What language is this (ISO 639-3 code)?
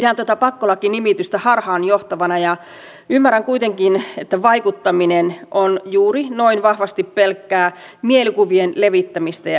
fin